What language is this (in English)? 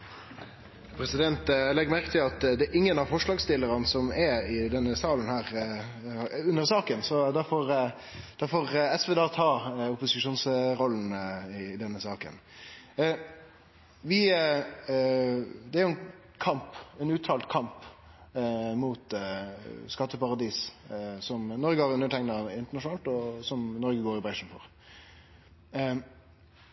Norwegian